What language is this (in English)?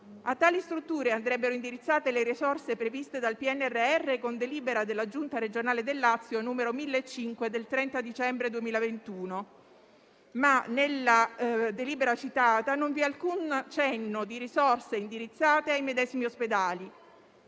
Italian